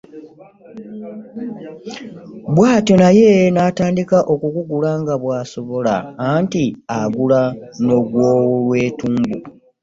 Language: Ganda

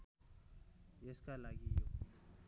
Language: Nepali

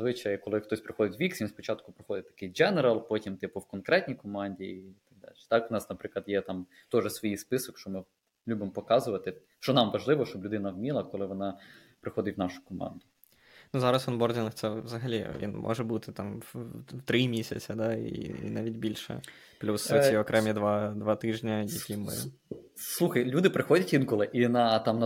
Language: Ukrainian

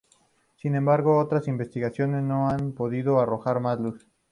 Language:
Spanish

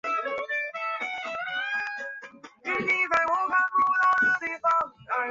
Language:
Chinese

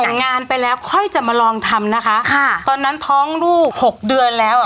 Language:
Thai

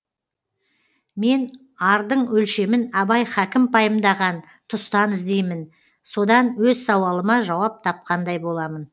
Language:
Kazakh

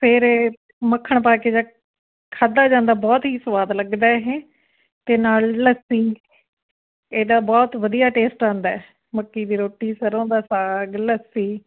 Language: Punjabi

